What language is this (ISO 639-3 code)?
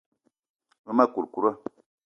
eto